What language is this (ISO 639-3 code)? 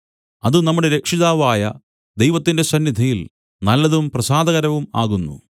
mal